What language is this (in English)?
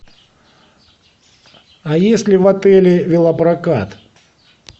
Russian